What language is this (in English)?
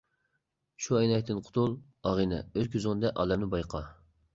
Uyghur